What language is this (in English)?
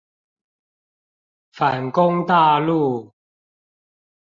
Chinese